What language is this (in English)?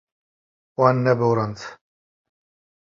Kurdish